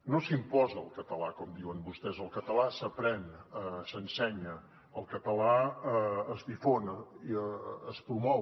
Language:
Catalan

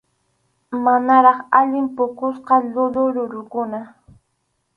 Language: Arequipa-La Unión Quechua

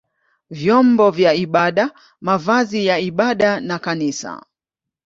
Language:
Swahili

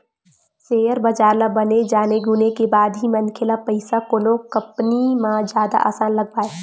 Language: Chhattisgarhi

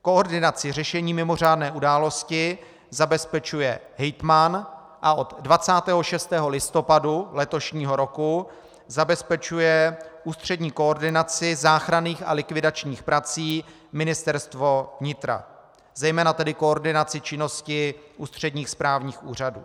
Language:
Czech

